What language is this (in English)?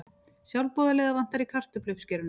Icelandic